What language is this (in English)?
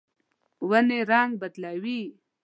Pashto